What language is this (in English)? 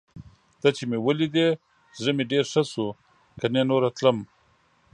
Pashto